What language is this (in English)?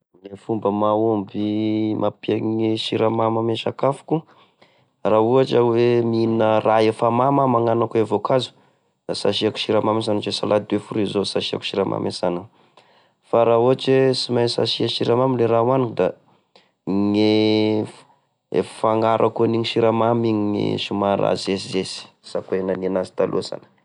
Tesaka Malagasy